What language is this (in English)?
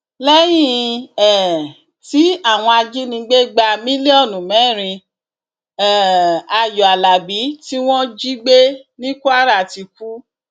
Yoruba